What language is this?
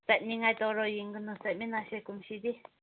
Manipuri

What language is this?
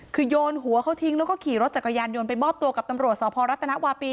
Thai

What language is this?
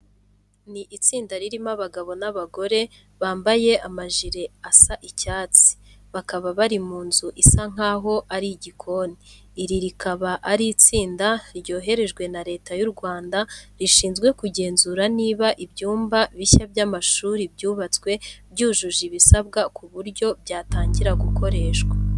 Kinyarwanda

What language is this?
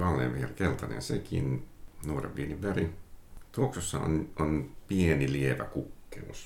Finnish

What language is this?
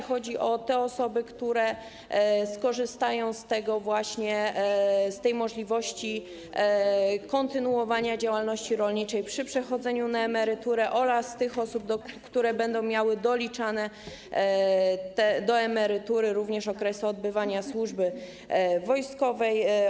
Polish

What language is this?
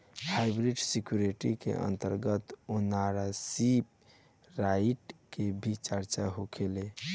Bhojpuri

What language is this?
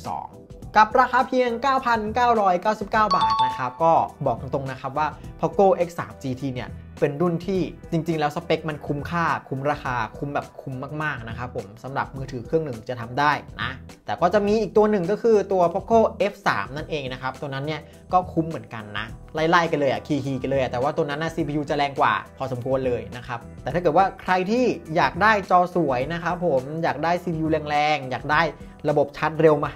Thai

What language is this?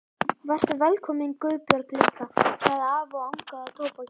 Icelandic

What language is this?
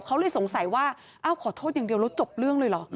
Thai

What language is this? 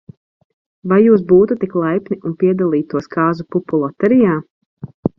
Latvian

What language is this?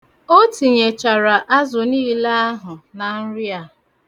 Igbo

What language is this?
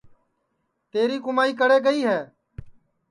Sansi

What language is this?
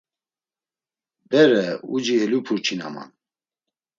Laz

